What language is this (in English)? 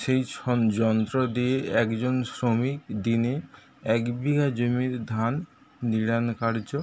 Bangla